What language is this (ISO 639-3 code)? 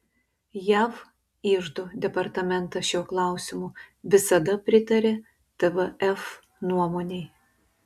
lit